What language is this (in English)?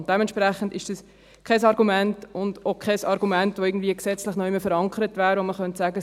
Swiss German